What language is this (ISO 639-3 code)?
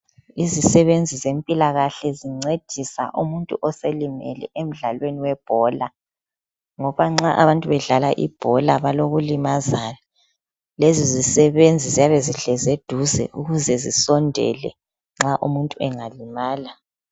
nde